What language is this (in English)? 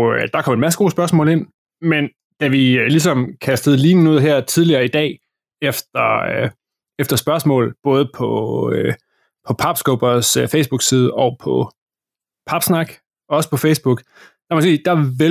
Danish